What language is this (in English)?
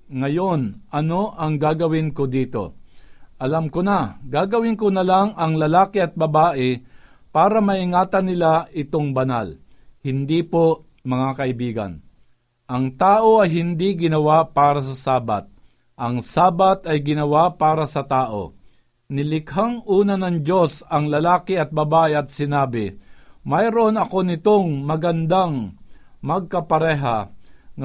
Filipino